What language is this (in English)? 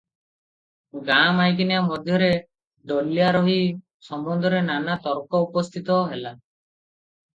Odia